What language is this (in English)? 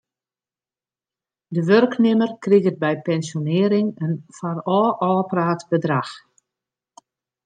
Western Frisian